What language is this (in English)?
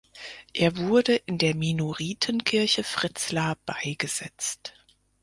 German